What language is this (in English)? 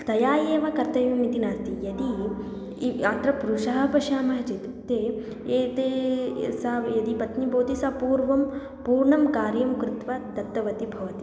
Sanskrit